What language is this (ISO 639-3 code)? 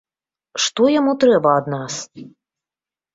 bel